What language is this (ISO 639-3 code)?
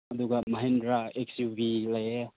mni